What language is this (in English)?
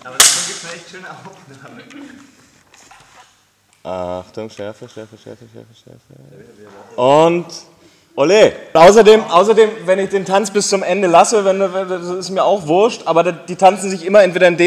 German